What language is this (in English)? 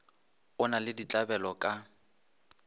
Northern Sotho